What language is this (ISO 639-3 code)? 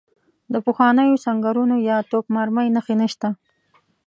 pus